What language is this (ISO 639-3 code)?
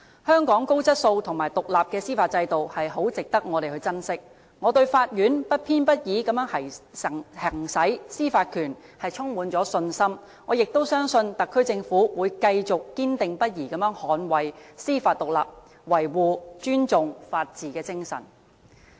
yue